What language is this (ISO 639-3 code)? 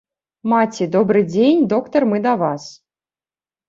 bel